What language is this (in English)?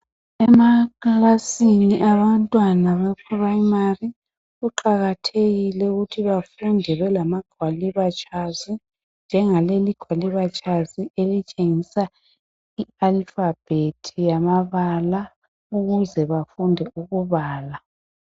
North Ndebele